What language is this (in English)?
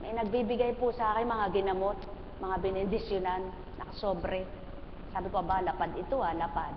Filipino